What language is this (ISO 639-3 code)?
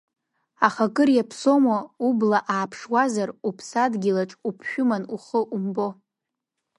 abk